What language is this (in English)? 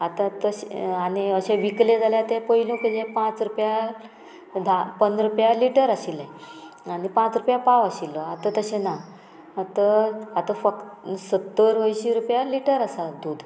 Konkani